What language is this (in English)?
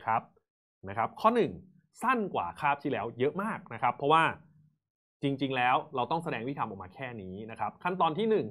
Thai